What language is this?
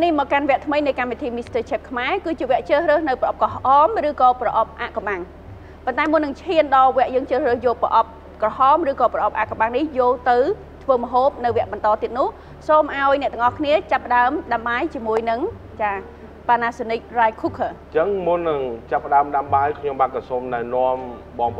Thai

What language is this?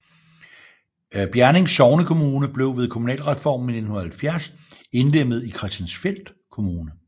Danish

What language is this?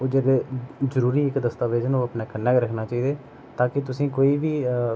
Dogri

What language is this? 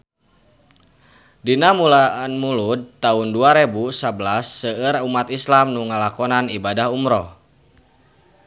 Sundanese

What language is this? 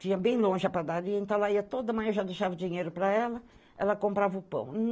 Portuguese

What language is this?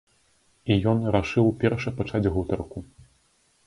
Belarusian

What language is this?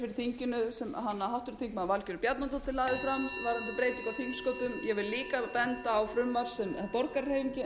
Icelandic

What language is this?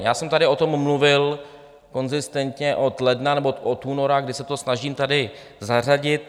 Czech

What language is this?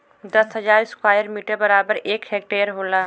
Bhojpuri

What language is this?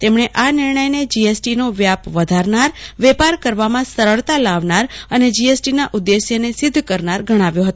Gujarati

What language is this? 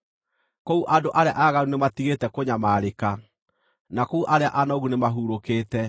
Kikuyu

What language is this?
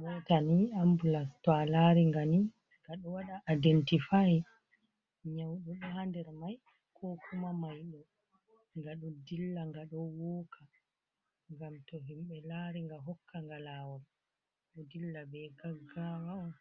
Fula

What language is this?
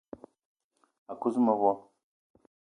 Eton (Cameroon)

